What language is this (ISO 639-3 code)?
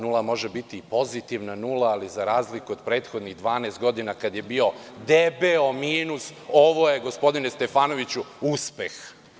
srp